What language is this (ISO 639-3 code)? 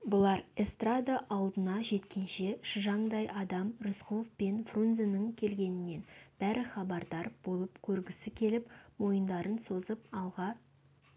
kaz